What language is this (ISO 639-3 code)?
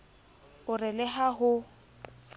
sot